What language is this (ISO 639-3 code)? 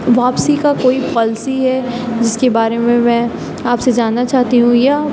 urd